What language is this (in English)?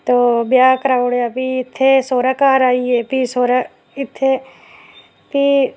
Dogri